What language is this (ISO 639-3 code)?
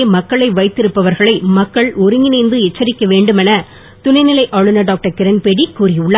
tam